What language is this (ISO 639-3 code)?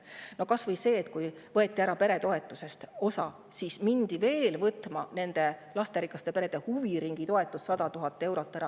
est